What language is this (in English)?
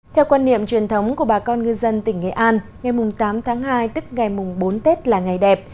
Vietnamese